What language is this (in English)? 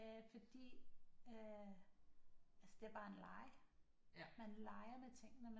Danish